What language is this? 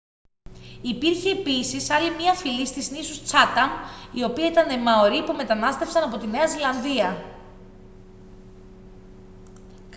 Greek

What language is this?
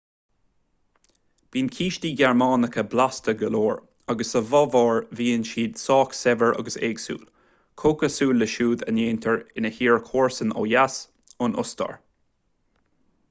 Irish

